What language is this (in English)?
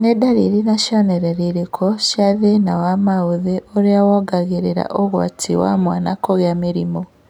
Kikuyu